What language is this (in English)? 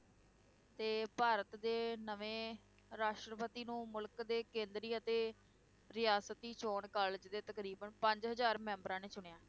Punjabi